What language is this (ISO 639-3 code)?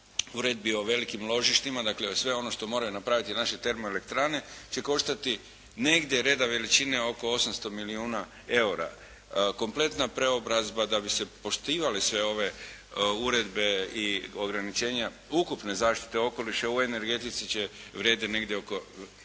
hrv